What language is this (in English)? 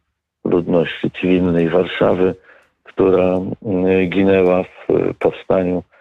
Polish